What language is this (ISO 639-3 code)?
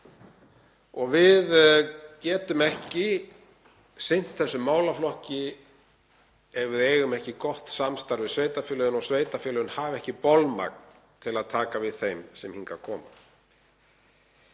isl